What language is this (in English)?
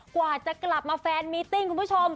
Thai